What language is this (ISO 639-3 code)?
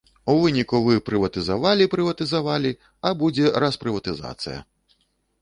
bel